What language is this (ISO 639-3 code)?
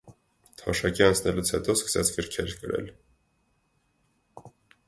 hye